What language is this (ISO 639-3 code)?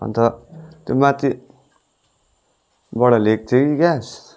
nep